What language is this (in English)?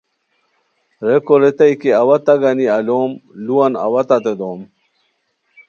Khowar